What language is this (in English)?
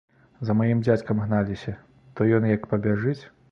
Belarusian